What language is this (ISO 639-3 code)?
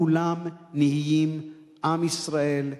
heb